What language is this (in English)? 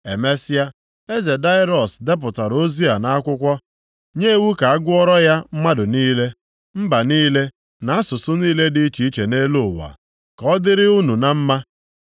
Igbo